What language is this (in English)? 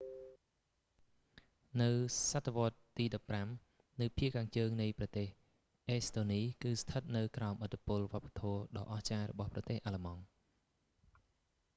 Khmer